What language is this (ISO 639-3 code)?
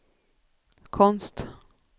swe